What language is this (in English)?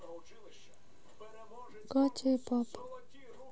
Russian